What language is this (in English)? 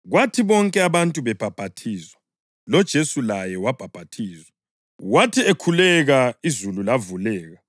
North Ndebele